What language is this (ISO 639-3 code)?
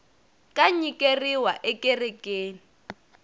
tso